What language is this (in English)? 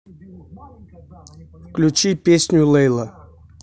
Russian